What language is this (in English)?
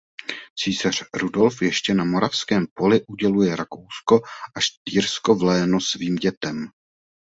Czech